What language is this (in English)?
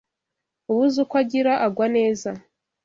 Kinyarwanda